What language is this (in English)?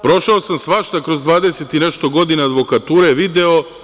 Serbian